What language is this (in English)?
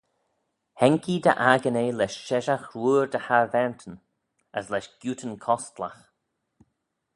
Manx